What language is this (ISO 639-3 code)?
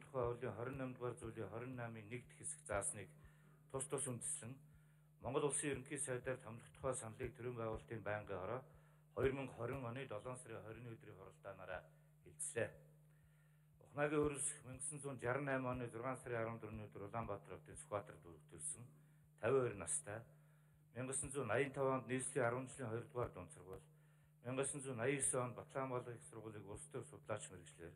tur